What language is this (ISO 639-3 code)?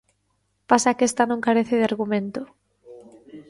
glg